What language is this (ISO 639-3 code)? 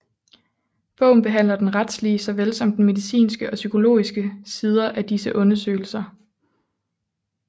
dan